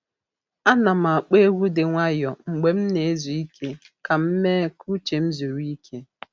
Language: Igbo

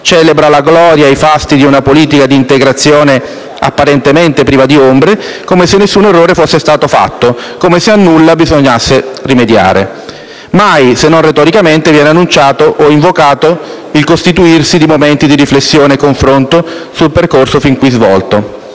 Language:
Italian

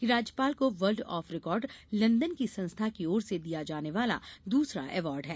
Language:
Hindi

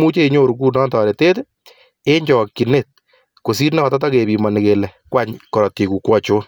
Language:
Kalenjin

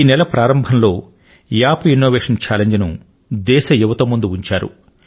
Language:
Telugu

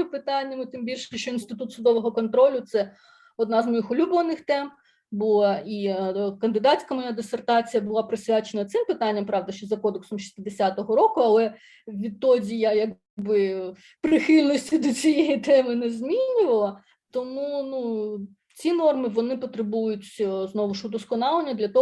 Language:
Ukrainian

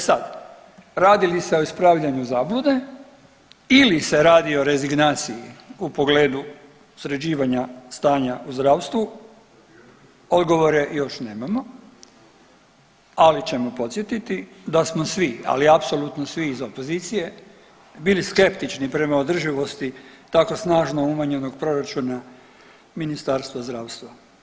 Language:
Croatian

